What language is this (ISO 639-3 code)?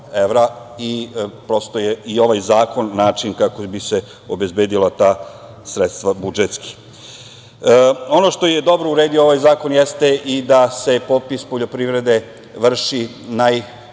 srp